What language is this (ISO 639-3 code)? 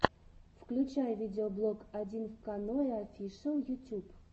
rus